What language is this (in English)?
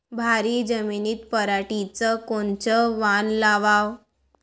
Marathi